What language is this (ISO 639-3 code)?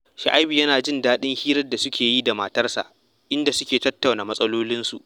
hau